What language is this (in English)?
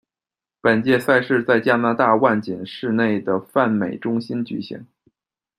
Chinese